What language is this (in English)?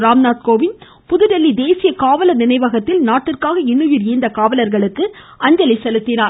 Tamil